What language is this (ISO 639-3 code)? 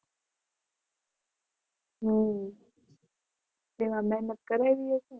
guj